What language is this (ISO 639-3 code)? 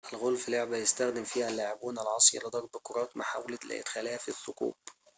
ara